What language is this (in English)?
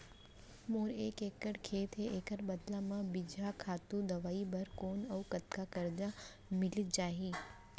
Chhattisgarhi